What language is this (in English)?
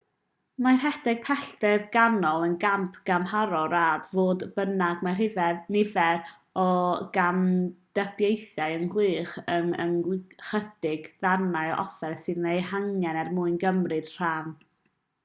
Welsh